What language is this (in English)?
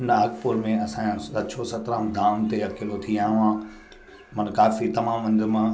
Sindhi